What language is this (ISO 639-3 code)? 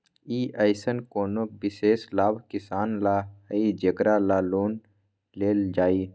mag